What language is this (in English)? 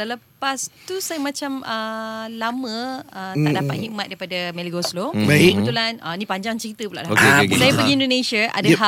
Malay